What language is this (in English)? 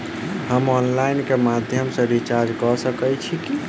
Maithili